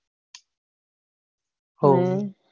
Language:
Gujarati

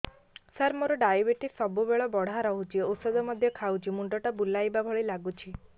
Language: Odia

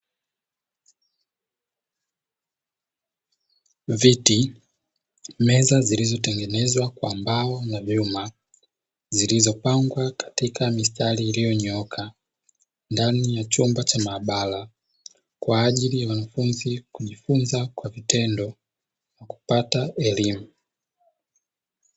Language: Swahili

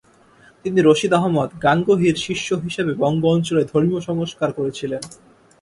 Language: Bangla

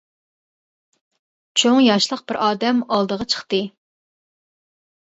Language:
Uyghur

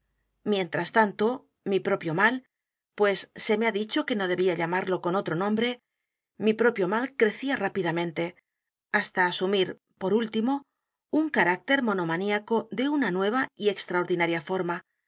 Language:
Spanish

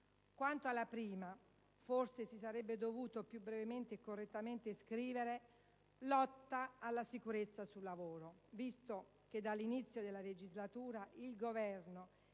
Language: Italian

